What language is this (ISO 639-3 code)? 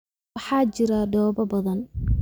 som